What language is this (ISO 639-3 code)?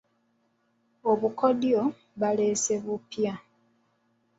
lug